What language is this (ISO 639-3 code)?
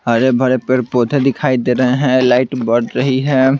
hin